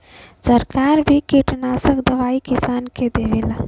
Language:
Bhojpuri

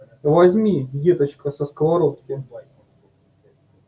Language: Russian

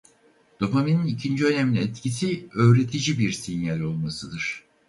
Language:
Turkish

